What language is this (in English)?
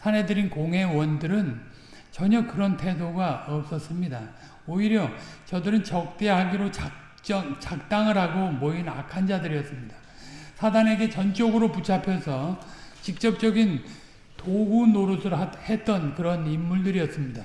Korean